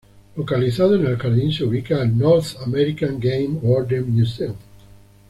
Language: Spanish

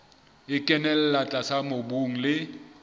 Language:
Southern Sotho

